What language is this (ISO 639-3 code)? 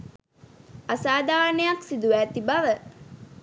sin